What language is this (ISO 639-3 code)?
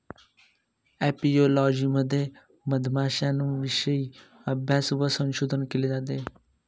mar